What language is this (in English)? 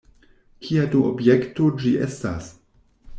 Esperanto